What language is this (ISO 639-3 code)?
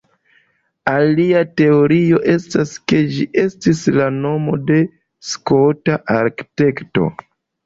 epo